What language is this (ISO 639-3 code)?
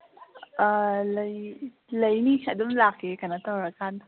mni